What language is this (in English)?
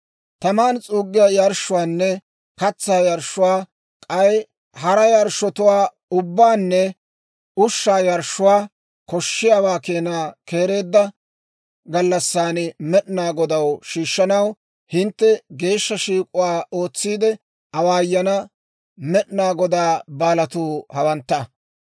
Dawro